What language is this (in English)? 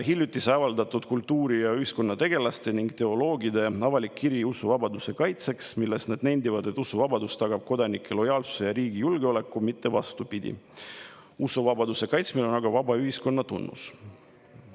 Estonian